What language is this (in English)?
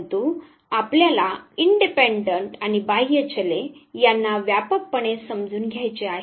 Marathi